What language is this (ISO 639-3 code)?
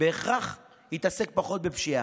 heb